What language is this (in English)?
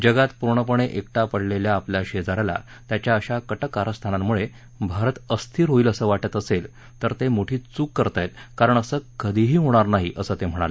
Marathi